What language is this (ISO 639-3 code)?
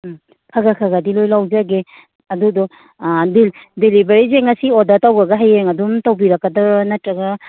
mni